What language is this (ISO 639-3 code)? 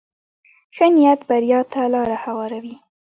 pus